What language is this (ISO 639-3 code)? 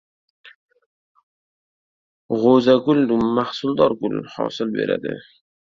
uzb